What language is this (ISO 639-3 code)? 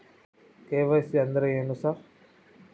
kan